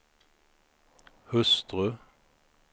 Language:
Swedish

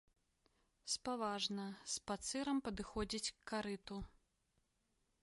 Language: Belarusian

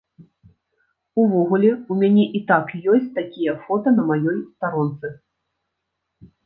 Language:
Belarusian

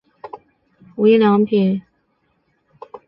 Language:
Chinese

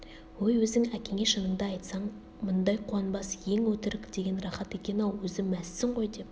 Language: Kazakh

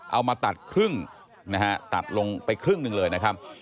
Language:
Thai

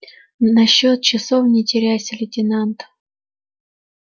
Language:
Russian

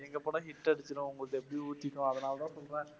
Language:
Tamil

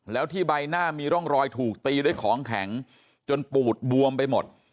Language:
Thai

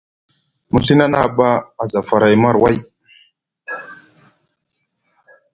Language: Musgu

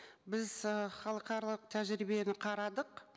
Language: Kazakh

